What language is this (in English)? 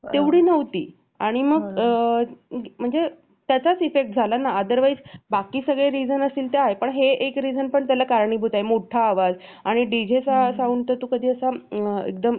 Marathi